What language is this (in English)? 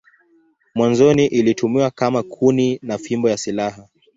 Swahili